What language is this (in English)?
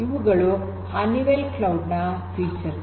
Kannada